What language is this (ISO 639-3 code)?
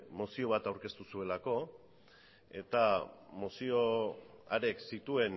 eus